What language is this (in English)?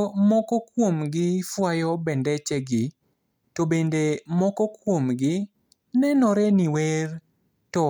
Luo (Kenya and Tanzania)